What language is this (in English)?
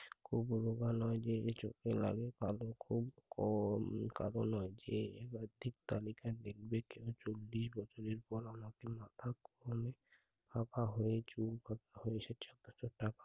Bangla